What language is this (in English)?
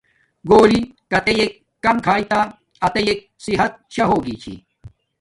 Domaaki